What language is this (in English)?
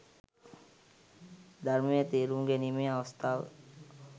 Sinhala